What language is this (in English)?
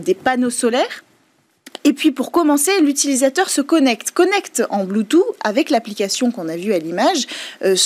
French